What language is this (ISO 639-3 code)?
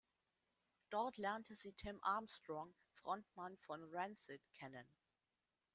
deu